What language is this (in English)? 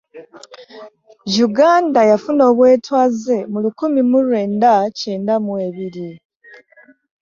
Ganda